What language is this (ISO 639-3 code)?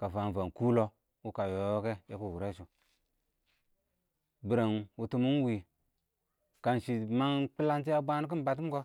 awo